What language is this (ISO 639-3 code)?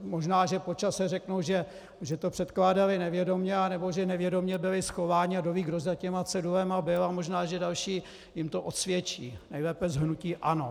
ces